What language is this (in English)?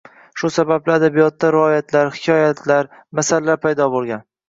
Uzbek